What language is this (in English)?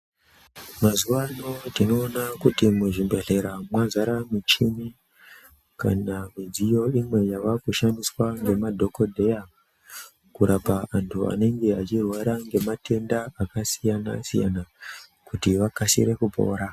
Ndau